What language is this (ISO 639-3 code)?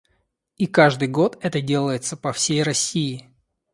rus